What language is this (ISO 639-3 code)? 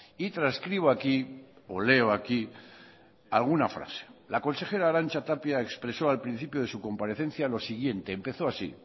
spa